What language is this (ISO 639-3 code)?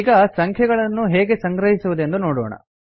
kan